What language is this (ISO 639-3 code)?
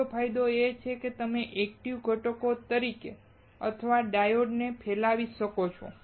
guj